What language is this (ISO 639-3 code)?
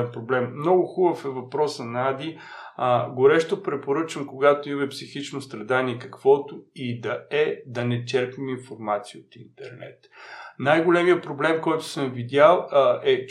bul